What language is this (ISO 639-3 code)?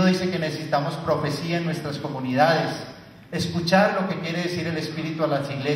spa